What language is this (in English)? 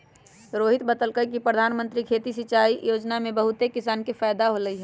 Magahi